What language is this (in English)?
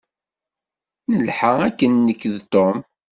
Kabyle